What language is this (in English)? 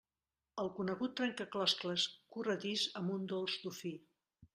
Catalan